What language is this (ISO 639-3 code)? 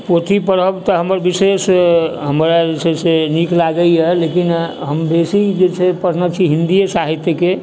mai